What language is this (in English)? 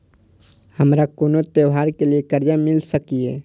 Maithili